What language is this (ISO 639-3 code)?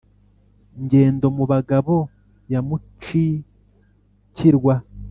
kin